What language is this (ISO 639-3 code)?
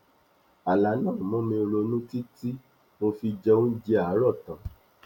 yor